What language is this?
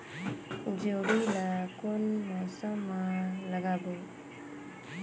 Chhattisgarhi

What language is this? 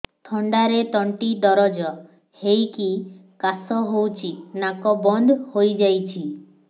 Odia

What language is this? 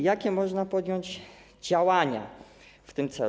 Polish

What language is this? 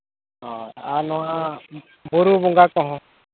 Santali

